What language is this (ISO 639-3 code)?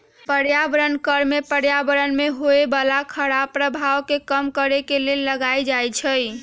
mag